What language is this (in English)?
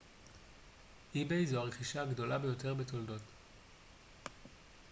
Hebrew